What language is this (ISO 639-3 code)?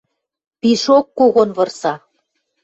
mrj